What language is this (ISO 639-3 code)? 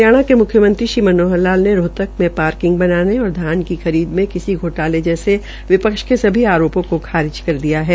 hin